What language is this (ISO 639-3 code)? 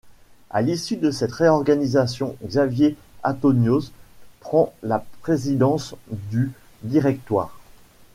fra